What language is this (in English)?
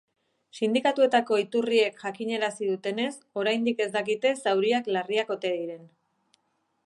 Basque